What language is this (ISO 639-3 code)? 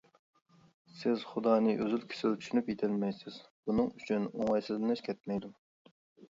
uig